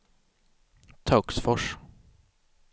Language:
Swedish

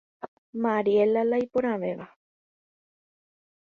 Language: Guarani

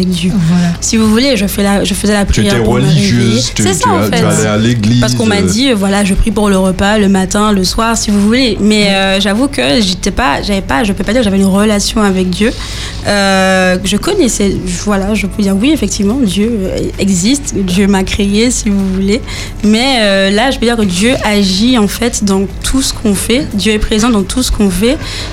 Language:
French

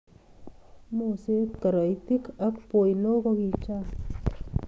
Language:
Kalenjin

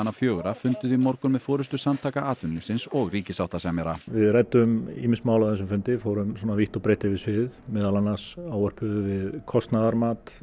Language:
Icelandic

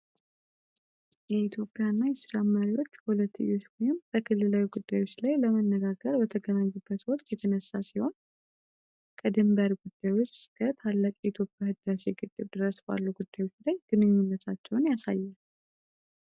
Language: Amharic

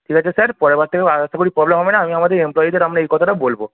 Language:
Bangla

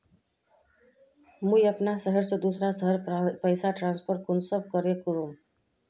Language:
Magahi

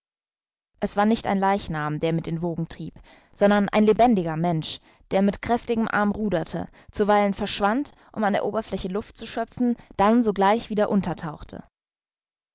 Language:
German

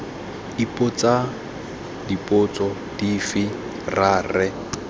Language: Tswana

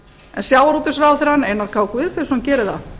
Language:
Icelandic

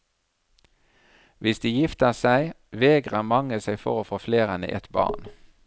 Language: Norwegian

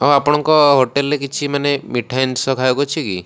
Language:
Odia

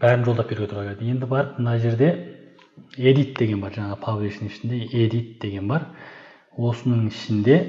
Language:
Turkish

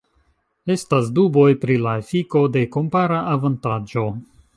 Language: Esperanto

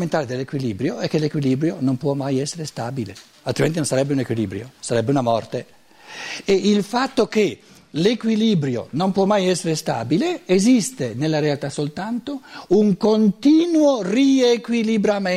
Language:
Italian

